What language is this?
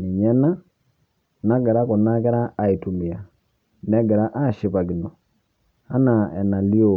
Masai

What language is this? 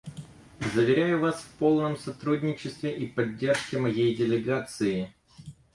Russian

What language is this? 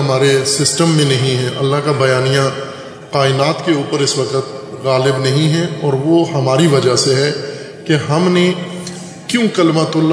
Urdu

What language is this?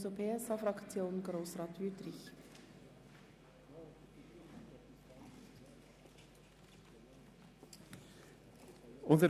Swiss German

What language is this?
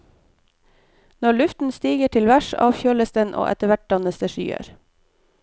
Norwegian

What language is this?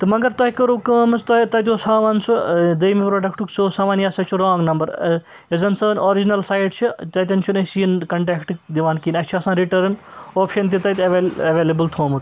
Kashmiri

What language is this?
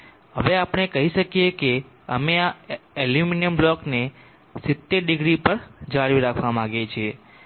Gujarati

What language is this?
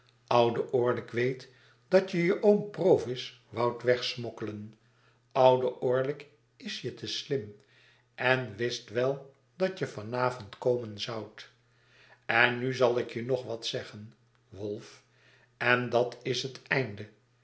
Dutch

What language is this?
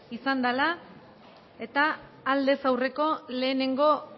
Basque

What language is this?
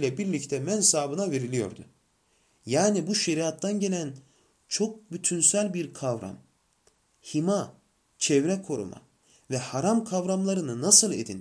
Turkish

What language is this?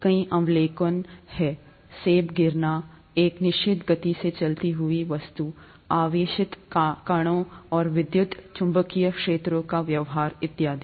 Hindi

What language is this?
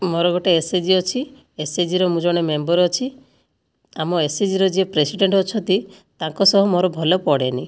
Odia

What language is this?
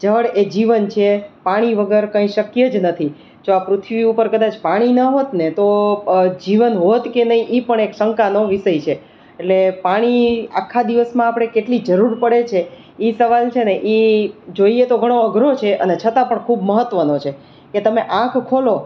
Gujarati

